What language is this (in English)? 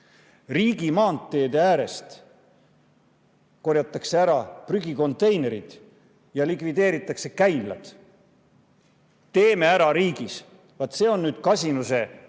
Estonian